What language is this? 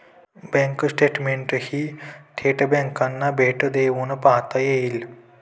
Marathi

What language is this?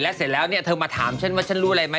Thai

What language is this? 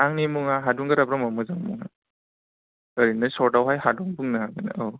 Bodo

